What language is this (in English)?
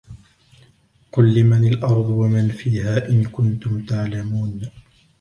Arabic